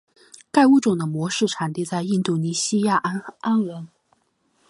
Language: Chinese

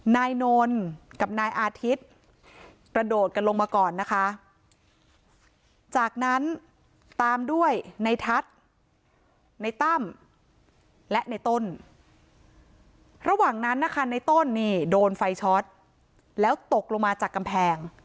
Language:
Thai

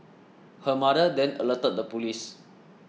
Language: English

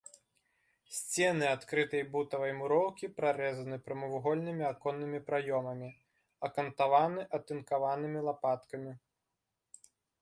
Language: Belarusian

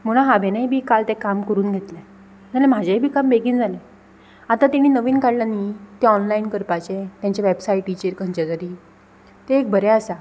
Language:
Konkani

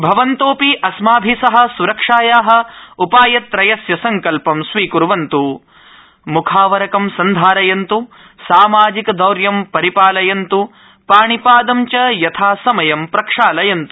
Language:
Sanskrit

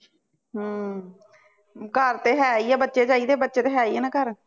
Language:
Punjabi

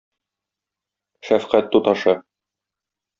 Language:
Tatar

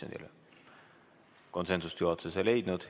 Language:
Estonian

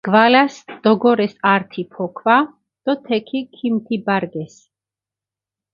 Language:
Mingrelian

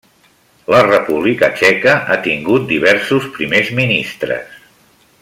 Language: Catalan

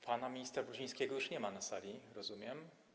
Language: Polish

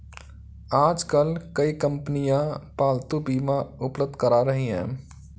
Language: Hindi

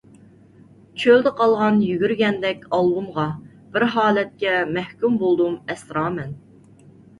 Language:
Uyghur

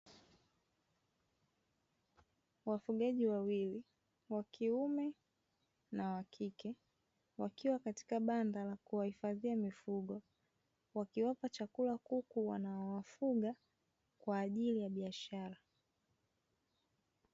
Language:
Swahili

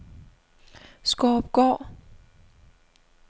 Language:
Danish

